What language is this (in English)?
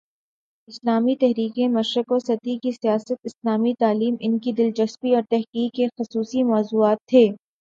Urdu